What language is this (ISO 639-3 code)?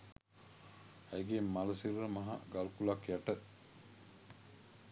sin